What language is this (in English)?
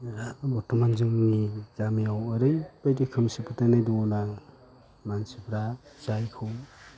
Bodo